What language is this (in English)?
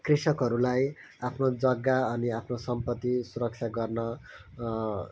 Nepali